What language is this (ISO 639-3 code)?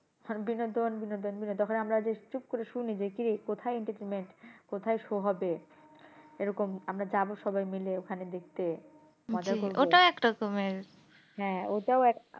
ben